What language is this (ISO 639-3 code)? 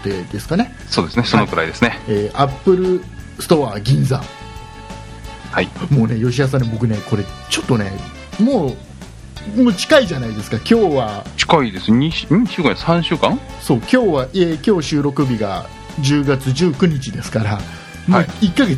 jpn